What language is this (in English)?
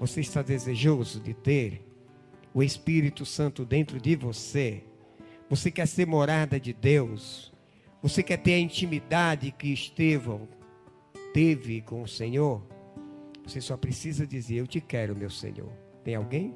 Portuguese